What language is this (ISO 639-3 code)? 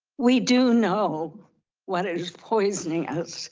eng